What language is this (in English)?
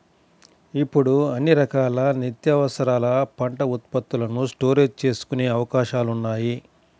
Telugu